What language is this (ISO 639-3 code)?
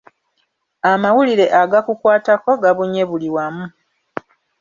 lug